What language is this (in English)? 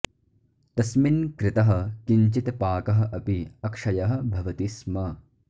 Sanskrit